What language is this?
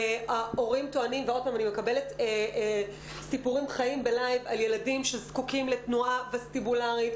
Hebrew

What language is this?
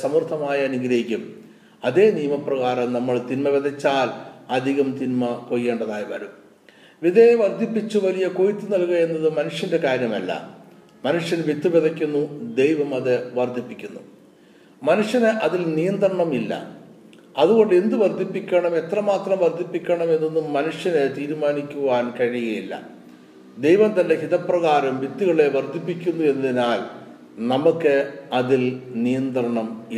Malayalam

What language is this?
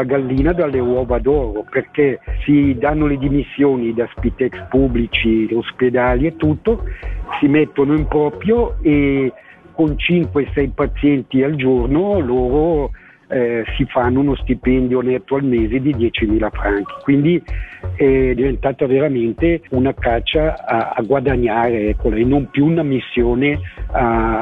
Italian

